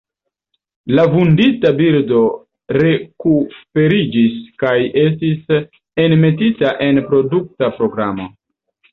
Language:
Esperanto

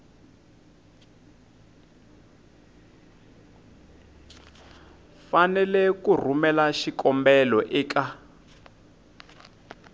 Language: Tsonga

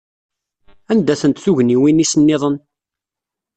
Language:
Kabyle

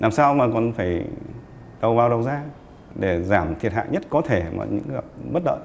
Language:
Vietnamese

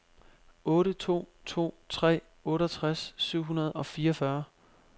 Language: Danish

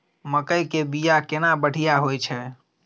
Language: Maithili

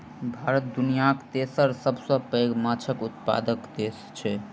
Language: Maithili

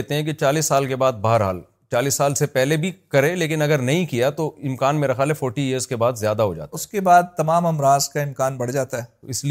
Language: Urdu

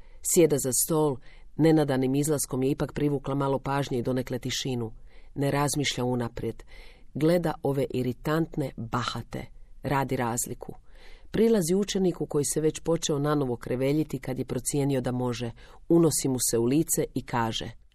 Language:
Croatian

